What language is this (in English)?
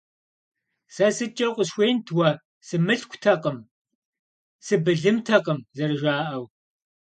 Kabardian